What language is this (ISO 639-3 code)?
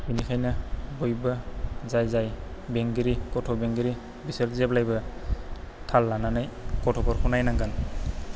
brx